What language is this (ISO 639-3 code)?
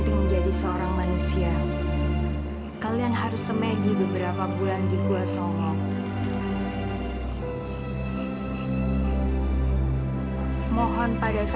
ind